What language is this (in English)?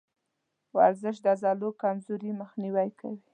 Pashto